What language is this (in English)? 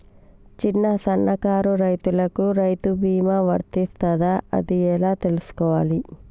Telugu